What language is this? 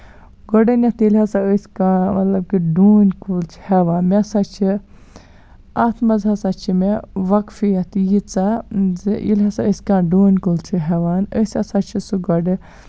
Kashmiri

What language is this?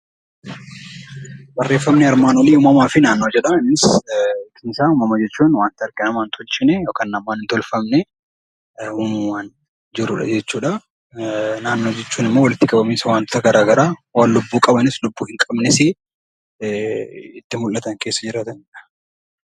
Oromo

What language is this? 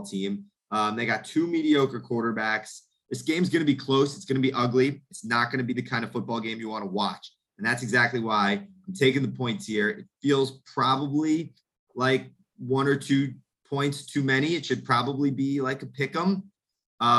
English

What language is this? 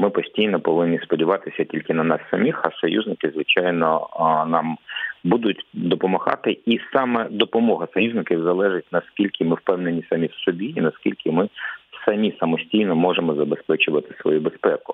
Ukrainian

